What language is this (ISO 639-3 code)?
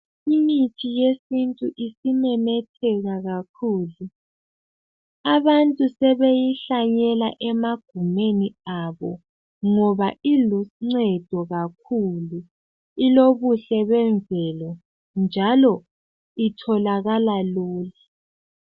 nde